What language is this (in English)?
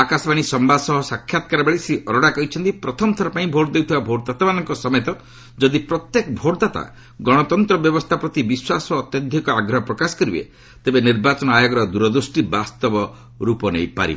Odia